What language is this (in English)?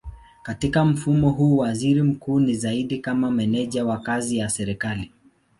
Swahili